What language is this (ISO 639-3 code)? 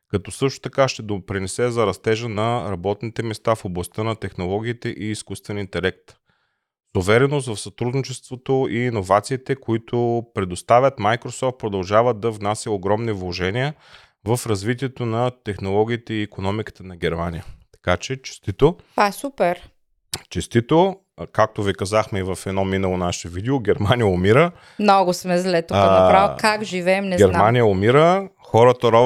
bul